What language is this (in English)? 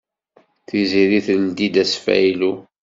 Kabyle